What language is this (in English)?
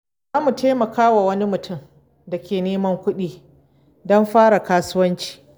Hausa